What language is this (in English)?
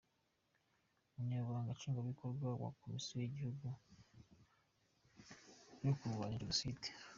Kinyarwanda